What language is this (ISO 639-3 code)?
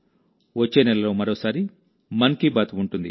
tel